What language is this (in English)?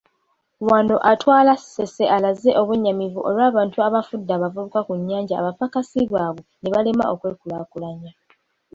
Ganda